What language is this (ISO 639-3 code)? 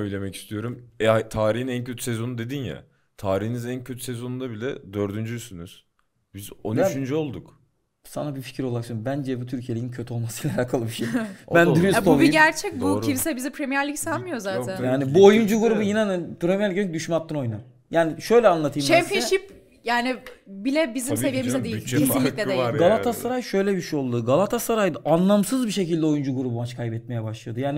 tur